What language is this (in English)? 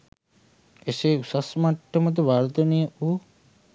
Sinhala